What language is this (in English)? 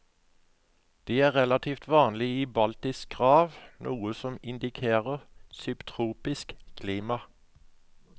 Norwegian